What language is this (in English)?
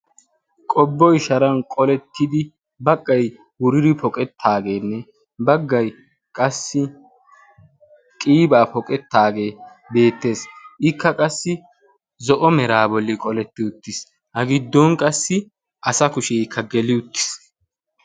Wolaytta